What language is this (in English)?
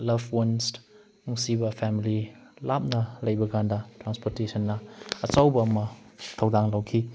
Manipuri